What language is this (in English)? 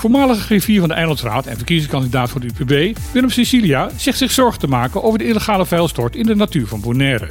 Dutch